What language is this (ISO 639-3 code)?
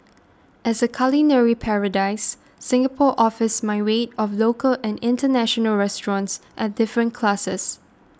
eng